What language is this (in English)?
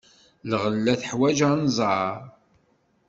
Kabyle